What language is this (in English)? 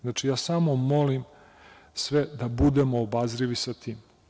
Serbian